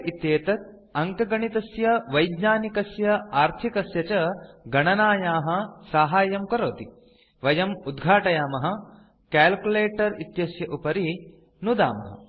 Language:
Sanskrit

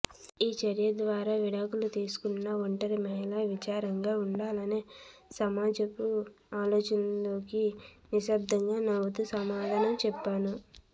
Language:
Telugu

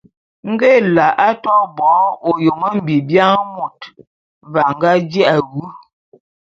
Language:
Bulu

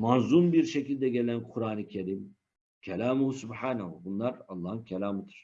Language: Turkish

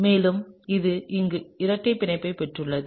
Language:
Tamil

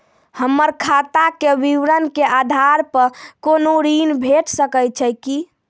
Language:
Maithili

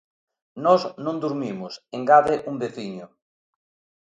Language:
Galician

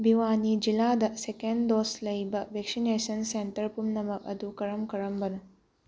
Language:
Manipuri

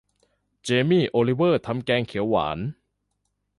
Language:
Thai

